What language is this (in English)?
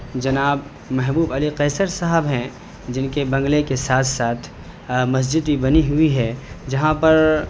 Urdu